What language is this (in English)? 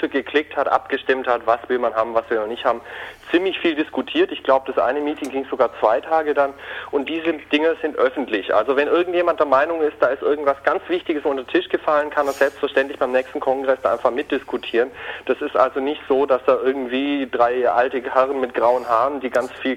German